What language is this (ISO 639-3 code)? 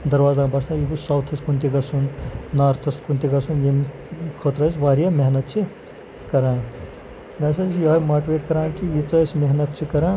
kas